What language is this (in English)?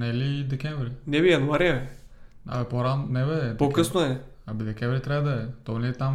Bulgarian